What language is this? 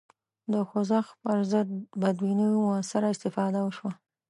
Pashto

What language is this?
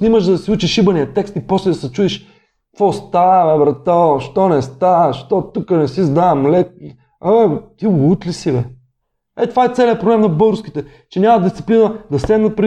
Bulgarian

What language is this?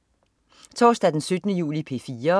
Danish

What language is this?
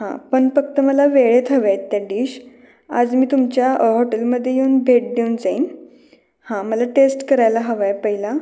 Marathi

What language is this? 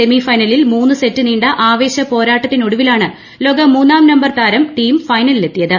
Malayalam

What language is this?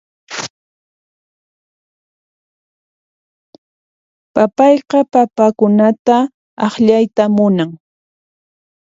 Puno Quechua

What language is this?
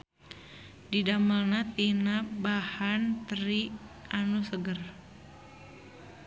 Sundanese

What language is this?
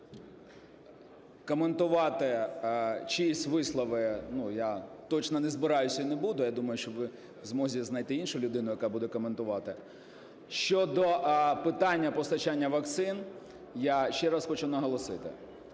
Ukrainian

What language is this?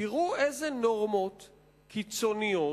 Hebrew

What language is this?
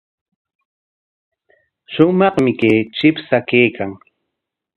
Corongo Ancash Quechua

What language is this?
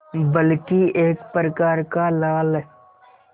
Hindi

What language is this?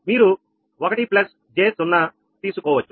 Telugu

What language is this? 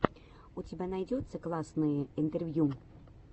Russian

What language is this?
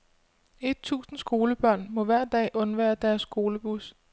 Danish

